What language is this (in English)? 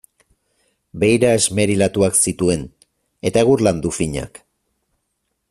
Basque